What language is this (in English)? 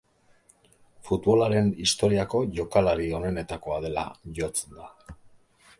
Basque